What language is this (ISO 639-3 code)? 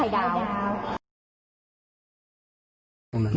tha